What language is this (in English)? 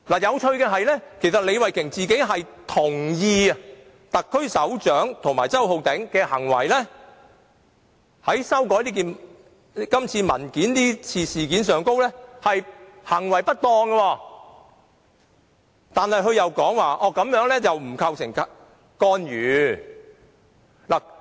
Cantonese